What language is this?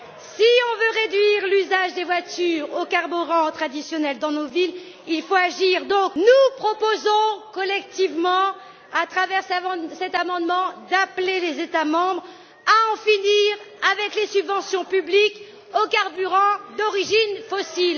French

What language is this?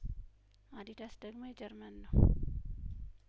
Amharic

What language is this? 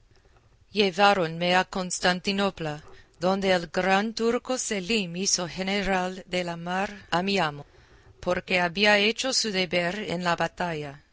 Spanish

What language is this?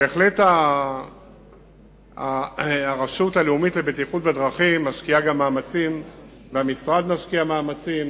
Hebrew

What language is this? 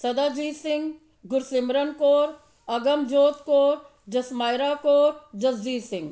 Punjabi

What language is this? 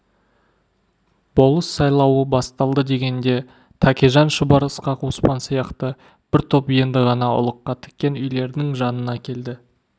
Kazakh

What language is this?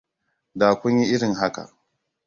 Hausa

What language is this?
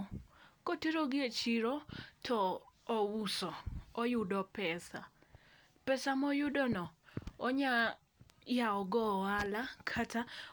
Luo (Kenya and Tanzania)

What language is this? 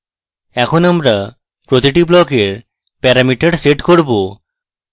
Bangla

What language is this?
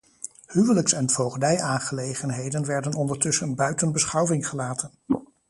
Dutch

